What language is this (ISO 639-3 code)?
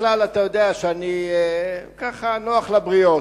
heb